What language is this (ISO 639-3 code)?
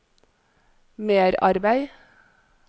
nor